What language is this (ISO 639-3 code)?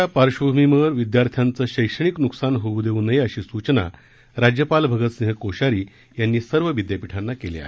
mar